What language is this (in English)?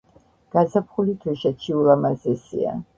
Georgian